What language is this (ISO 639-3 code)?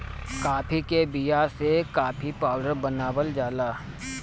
bho